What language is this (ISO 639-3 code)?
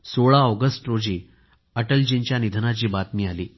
mar